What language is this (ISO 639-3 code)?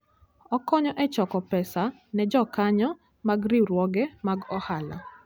luo